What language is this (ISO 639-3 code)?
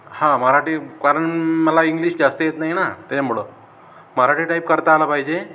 mar